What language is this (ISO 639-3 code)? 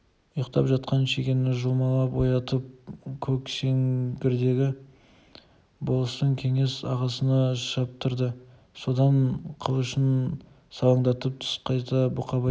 kaz